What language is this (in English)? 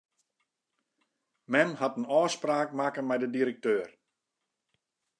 Western Frisian